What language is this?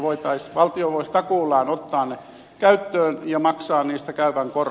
Finnish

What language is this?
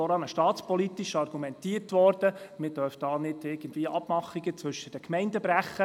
Swiss German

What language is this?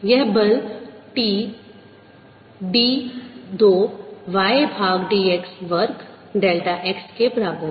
Hindi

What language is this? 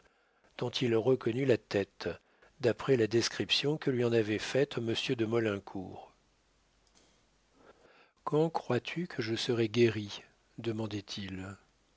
French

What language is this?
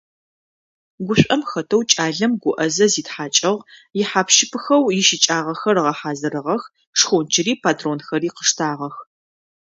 Adyghe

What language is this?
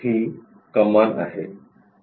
Marathi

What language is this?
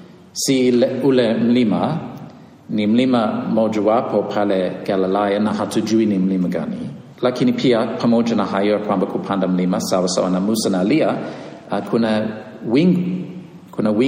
Swahili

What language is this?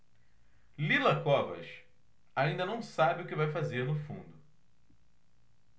Portuguese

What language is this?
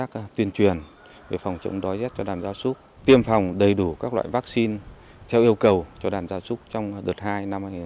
Vietnamese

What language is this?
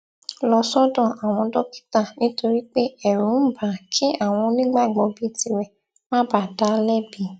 Yoruba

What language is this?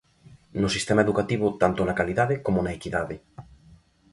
Galician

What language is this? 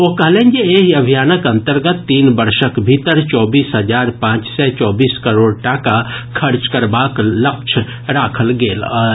Maithili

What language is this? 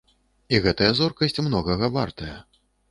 Belarusian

